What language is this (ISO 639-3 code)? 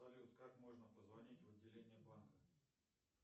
rus